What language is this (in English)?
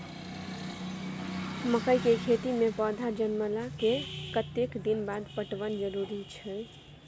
Maithili